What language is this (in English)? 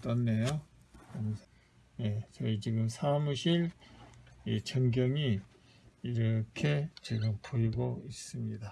Korean